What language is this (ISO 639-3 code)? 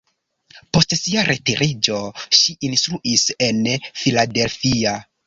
epo